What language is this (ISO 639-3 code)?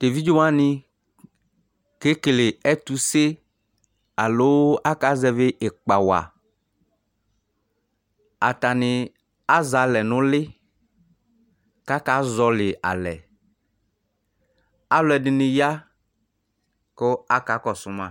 kpo